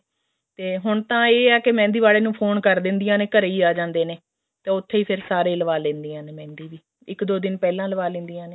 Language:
Punjabi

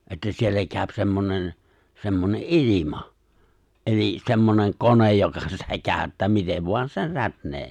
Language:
Finnish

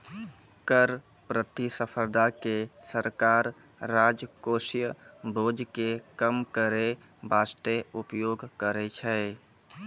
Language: Maithili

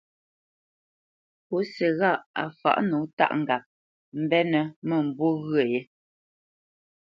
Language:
Bamenyam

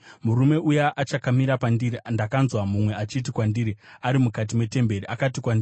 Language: Shona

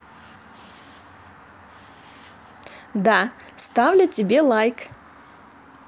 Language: Russian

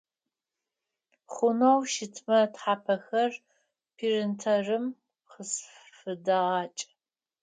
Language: Adyghe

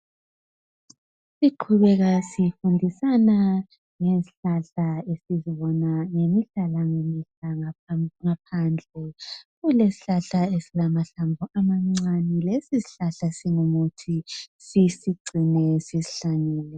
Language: North Ndebele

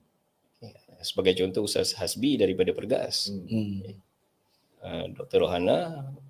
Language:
Malay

